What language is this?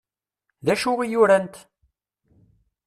Kabyle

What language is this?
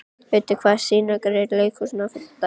Icelandic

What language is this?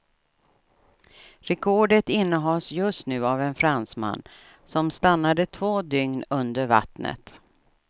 Swedish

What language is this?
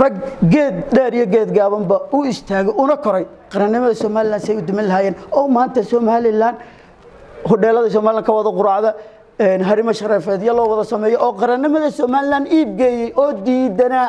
Arabic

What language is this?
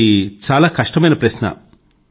Telugu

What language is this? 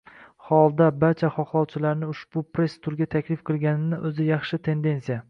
Uzbek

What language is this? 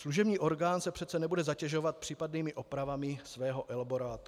Czech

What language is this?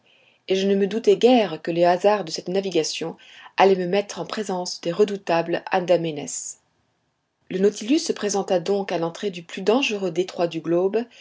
French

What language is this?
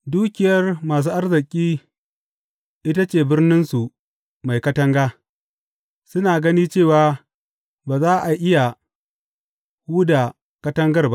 Hausa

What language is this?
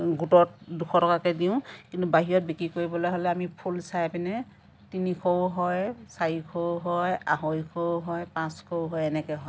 Assamese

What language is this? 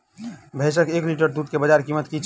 Maithili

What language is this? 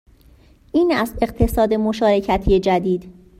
Persian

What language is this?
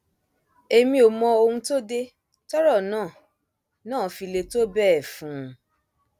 Yoruba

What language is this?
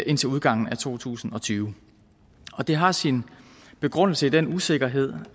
Danish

